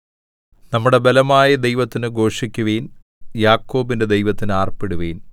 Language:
Malayalam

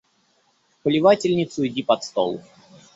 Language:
Russian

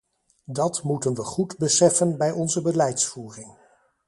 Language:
Dutch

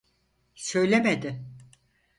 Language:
Turkish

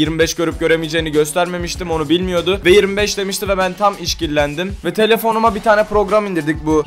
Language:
Turkish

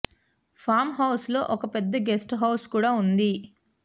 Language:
Telugu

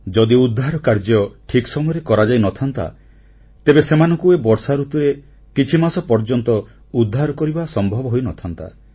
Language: Odia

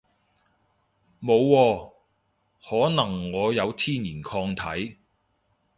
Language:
Cantonese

